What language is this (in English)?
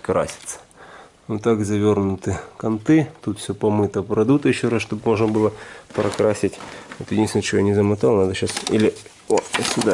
Russian